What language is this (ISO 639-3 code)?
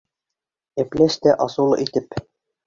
bak